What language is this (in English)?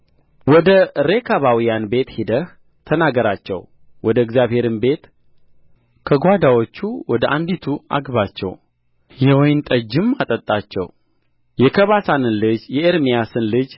Amharic